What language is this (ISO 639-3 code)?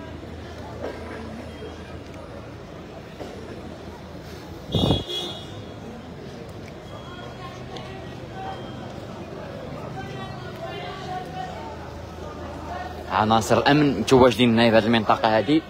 ara